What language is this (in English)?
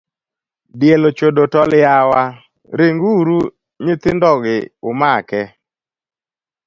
Luo (Kenya and Tanzania)